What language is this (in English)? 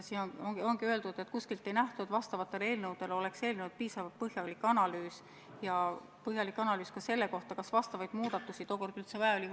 Estonian